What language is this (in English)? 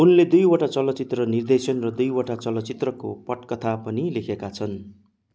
Nepali